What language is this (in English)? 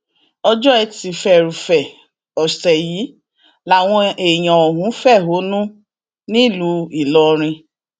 Yoruba